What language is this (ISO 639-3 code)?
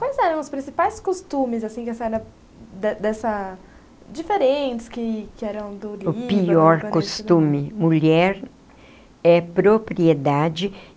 por